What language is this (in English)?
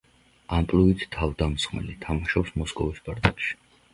Georgian